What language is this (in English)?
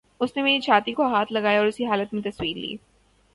Urdu